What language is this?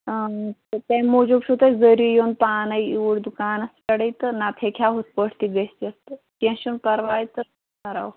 Kashmiri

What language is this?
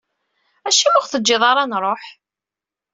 Kabyle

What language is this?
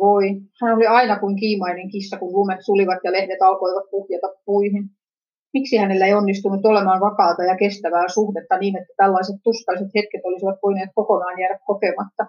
Finnish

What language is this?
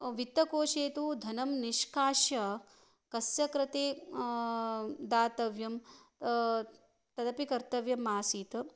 Sanskrit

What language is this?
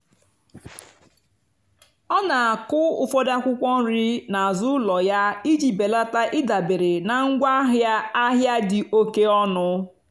Igbo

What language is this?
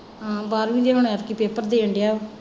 Punjabi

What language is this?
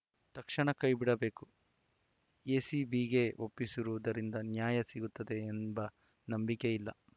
Kannada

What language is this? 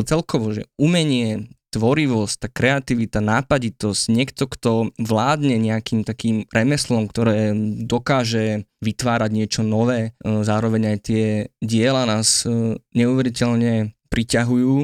Slovak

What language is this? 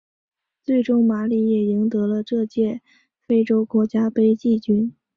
Chinese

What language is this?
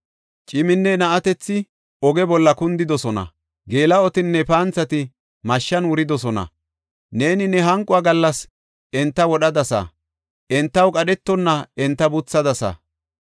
Gofa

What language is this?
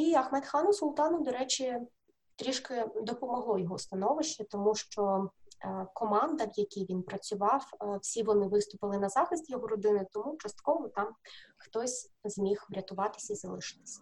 Ukrainian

